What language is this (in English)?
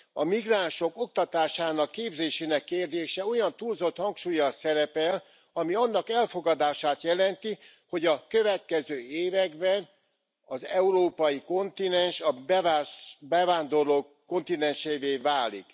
Hungarian